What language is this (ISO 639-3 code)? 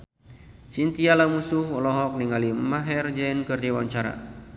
sun